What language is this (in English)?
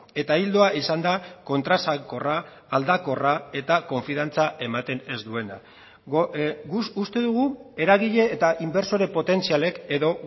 Basque